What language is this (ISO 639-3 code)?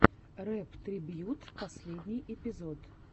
rus